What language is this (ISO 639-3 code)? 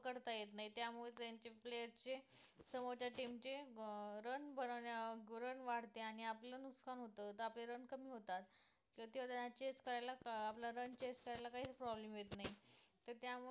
mar